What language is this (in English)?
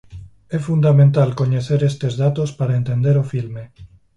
Galician